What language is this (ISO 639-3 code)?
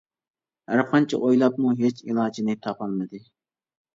uig